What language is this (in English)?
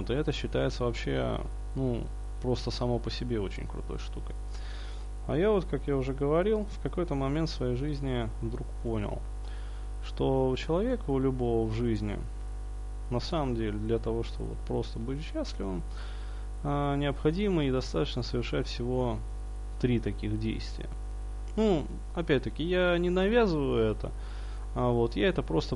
Russian